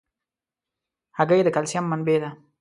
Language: Pashto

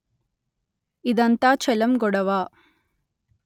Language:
Telugu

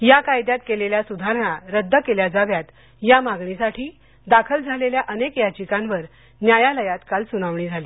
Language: Marathi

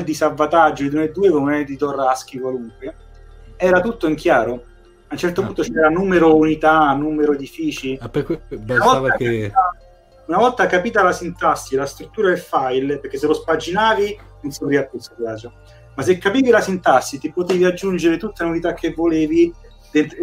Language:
Italian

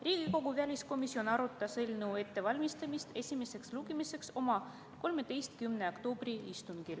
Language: Estonian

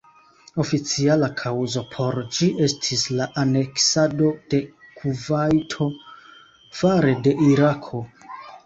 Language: Esperanto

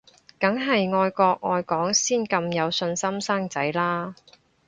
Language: Cantonese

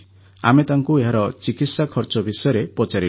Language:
Odia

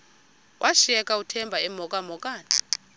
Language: Xhosa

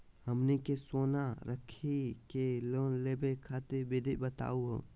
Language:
Magahi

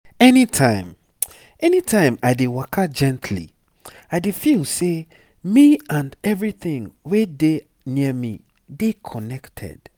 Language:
Nigerian Pidgin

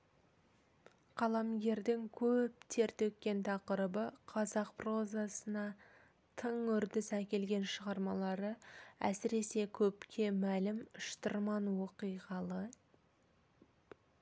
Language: Kazakh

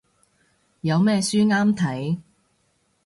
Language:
Cantonese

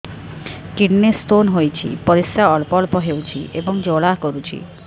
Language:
Odia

